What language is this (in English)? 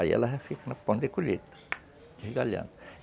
Portuguese